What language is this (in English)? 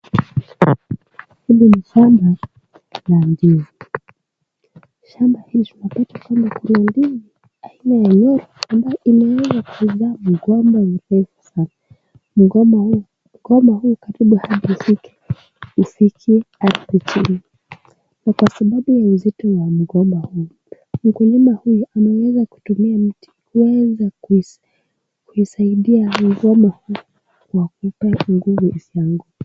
Swahili